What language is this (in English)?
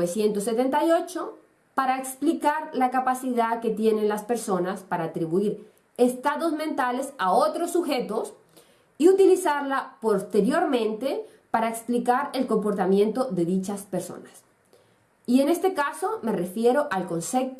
Spanish